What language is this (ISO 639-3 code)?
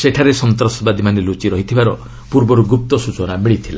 ori